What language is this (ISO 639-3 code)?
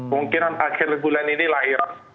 ind